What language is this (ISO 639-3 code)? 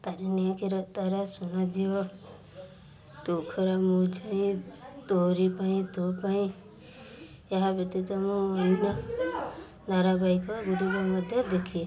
ori